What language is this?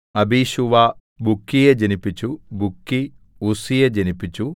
Malayalam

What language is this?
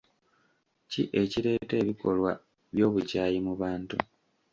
Ganda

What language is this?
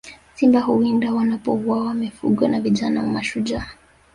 Swahili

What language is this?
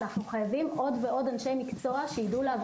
Hebrew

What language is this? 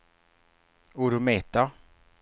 Swedish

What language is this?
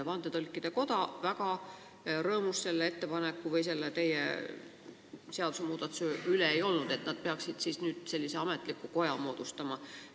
Estonian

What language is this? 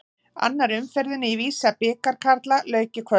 Icelandic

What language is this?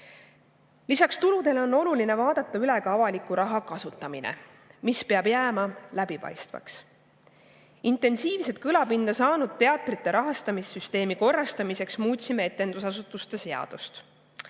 Estonian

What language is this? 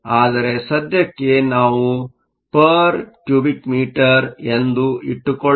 Kannada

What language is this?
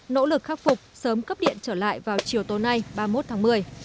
Vietnamese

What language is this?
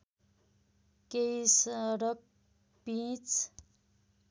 Nepali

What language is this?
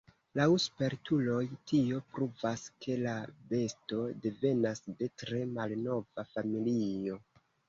Esperanto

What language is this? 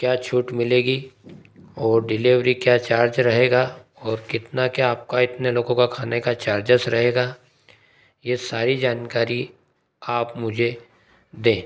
Hindi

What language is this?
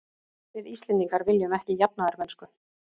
Icelandic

